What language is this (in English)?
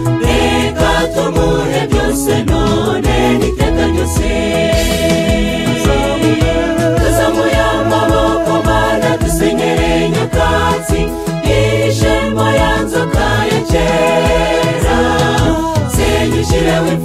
Romanian